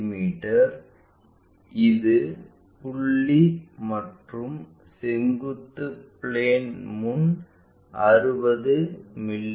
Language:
Tamil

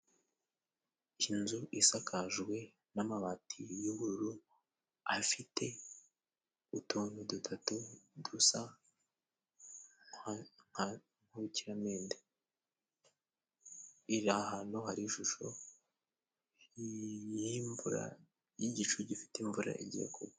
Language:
Kinyarwanda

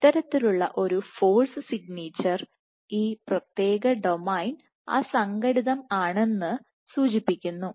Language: Malayalam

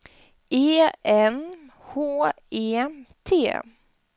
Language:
Swedish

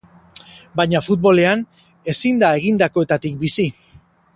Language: Basque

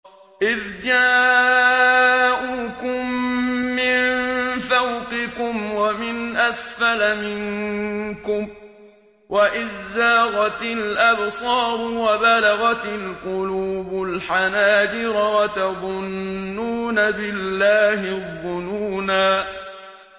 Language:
Arabic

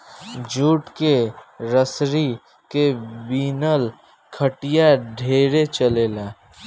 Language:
Bhojpuri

